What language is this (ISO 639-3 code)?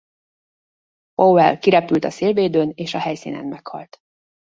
hun